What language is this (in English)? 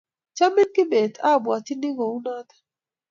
Kalenjin